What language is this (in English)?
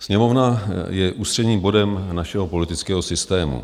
Czech